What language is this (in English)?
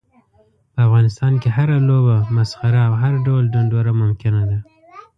Pashto